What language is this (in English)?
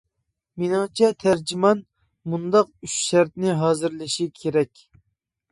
Uyghur